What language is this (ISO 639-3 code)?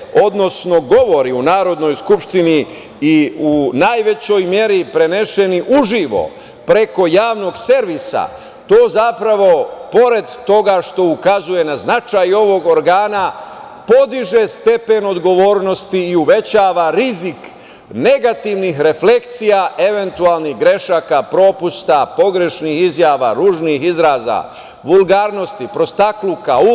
srp